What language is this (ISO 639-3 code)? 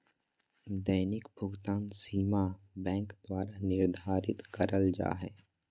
mag